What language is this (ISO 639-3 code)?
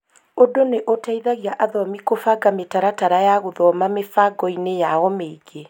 kik